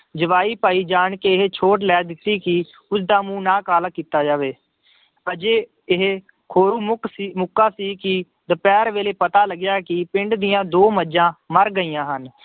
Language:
Punjabi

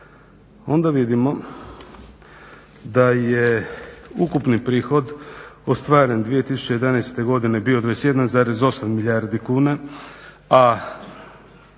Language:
Croatian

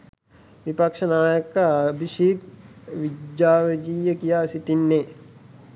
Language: Sinhala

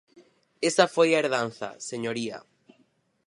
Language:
Galician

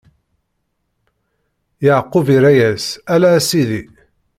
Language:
Kabyle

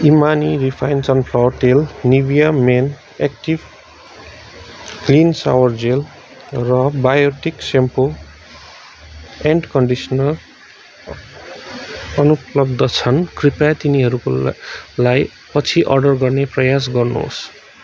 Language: Nepali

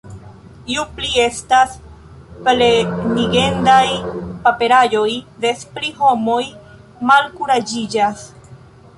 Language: Esperanto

